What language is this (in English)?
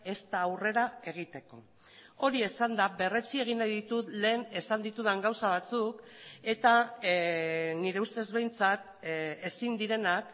Basque